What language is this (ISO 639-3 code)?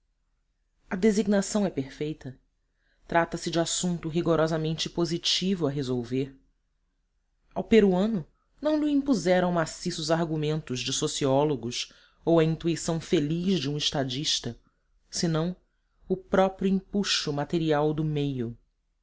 por